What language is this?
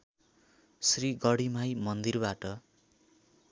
Nepali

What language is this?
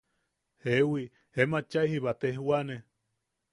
Yaqui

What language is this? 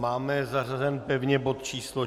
Czech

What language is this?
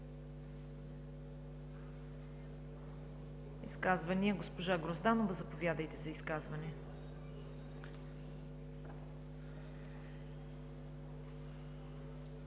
Bulgarian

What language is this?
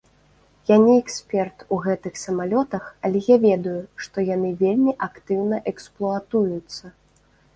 Belarusian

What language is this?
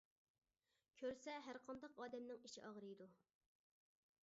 Uyghur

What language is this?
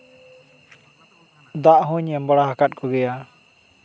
Santali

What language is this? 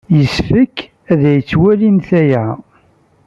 Kabyle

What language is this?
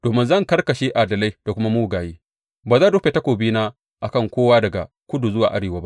Hausa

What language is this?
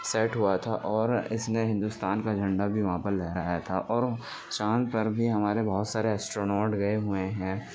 Urdu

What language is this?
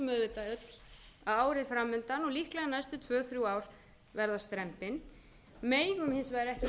Icelandic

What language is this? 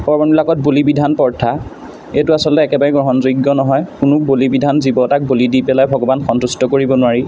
Assamese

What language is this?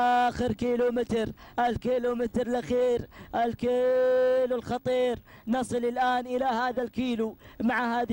Arabic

